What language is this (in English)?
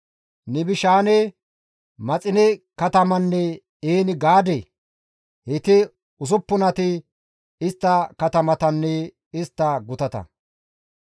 Gamo